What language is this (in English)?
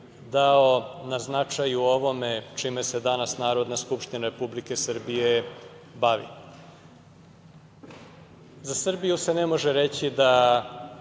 Serbian